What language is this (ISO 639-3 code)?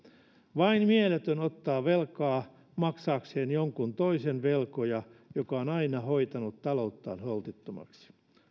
fin